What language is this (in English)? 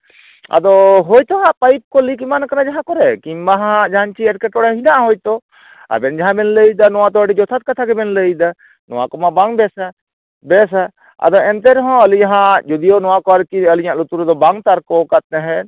Santali